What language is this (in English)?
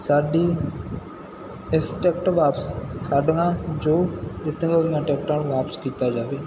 Punjabi